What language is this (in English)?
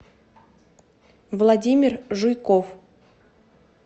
Russian